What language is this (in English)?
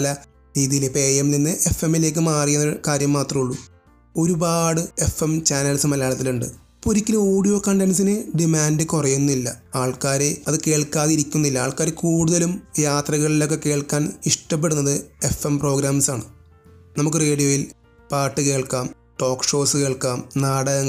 Malayalam